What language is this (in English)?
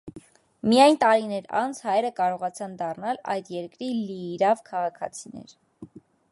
Armenian